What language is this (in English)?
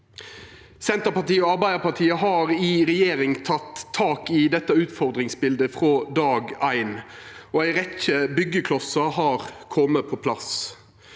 Norwegian